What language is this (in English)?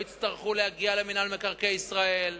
Hebrew